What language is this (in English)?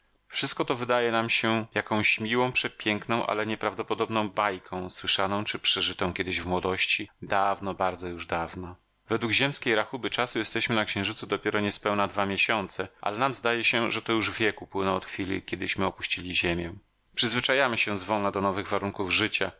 Polish